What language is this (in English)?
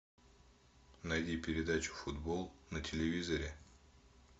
Russian